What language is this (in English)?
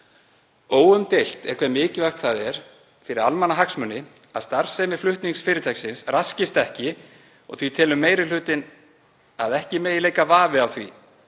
Icelandic